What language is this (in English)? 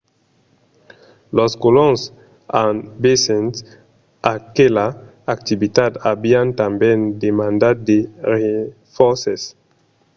Occitan